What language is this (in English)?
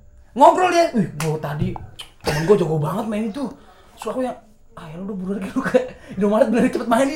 Indonesian